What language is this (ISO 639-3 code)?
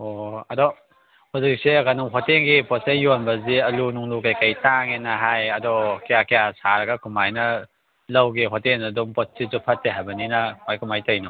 mni